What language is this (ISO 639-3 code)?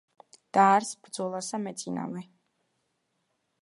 kat